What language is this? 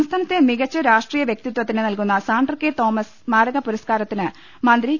Malayalam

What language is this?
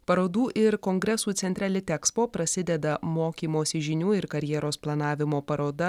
Lithuanian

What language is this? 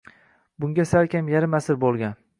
Uzbek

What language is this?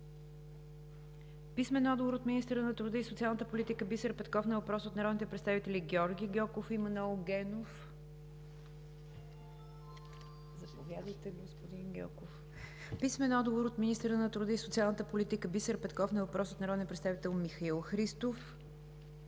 Bulgarian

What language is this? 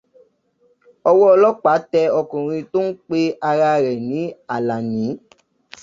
Yoruba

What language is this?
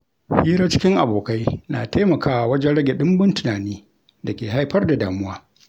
Hausa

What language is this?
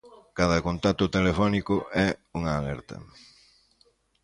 Galician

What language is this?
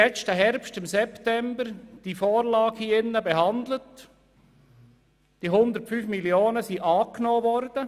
Swiss German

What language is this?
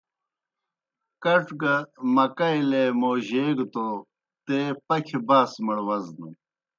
Kohistani Shina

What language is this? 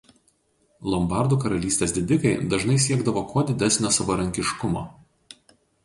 Lithuanian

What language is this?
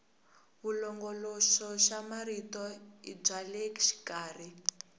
Tsonga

